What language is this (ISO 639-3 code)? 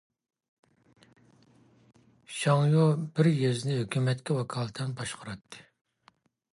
uig